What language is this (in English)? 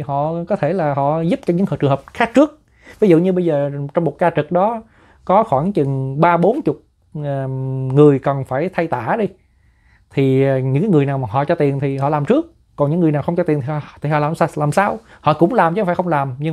Vietnamese